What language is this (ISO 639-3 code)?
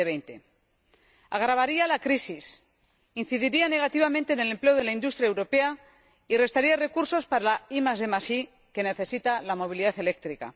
spa